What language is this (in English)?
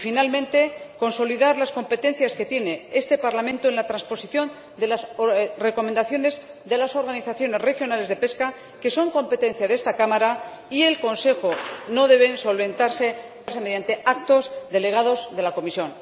Spanish